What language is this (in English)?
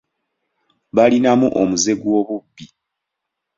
Ganda